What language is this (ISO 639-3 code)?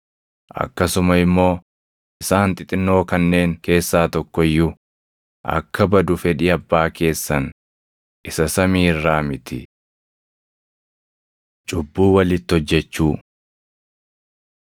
orm